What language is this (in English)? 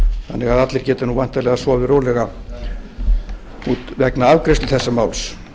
Icelandic